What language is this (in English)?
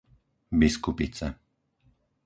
Slovak